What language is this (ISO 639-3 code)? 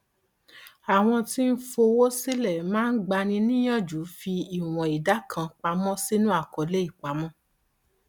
yor